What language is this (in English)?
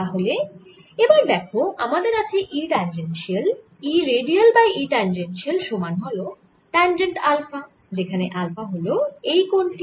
Bangla